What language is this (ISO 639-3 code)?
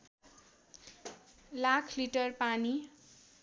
nep